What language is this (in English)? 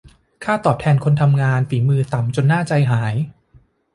Thai